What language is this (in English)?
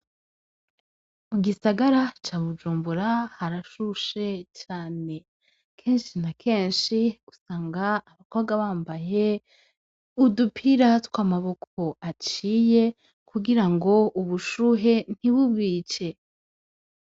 Rundi